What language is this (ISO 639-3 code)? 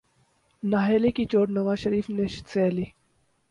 urd